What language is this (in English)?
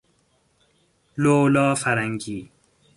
Persian